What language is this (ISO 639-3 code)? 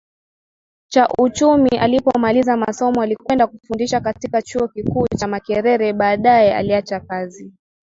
swa